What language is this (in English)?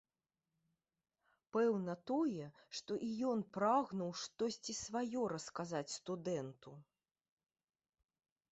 Belarusian